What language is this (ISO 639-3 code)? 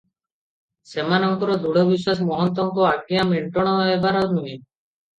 ori